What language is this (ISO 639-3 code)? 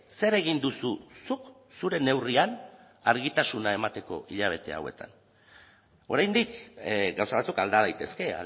eus